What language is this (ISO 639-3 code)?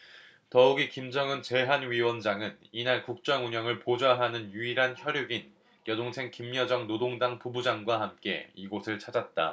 kor